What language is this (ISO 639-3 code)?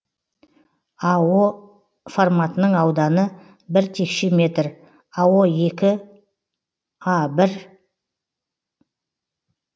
kaz